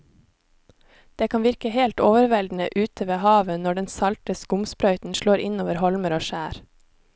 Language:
Norwegian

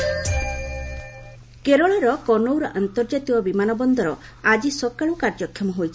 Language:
Odia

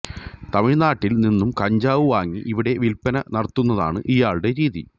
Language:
Malayalam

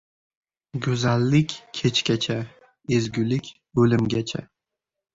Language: Uzbek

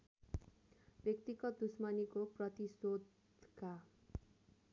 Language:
Nepali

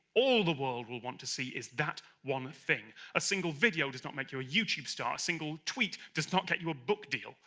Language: English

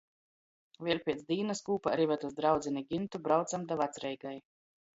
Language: Latgalian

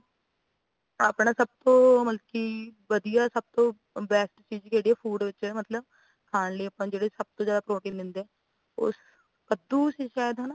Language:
Punjabi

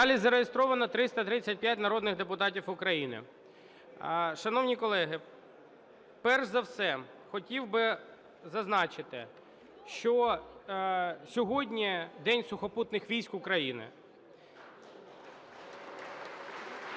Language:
Ukrainian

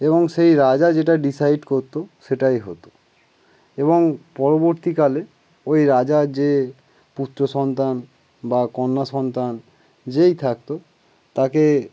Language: Bangla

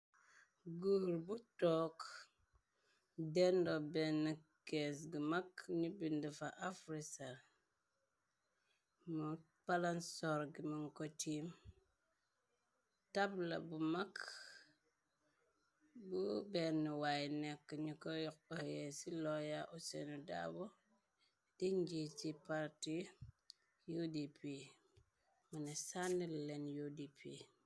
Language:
Wolof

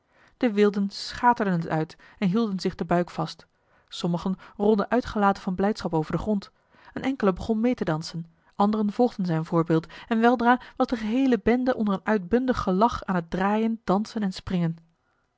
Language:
Dutch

